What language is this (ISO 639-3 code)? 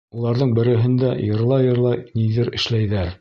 bak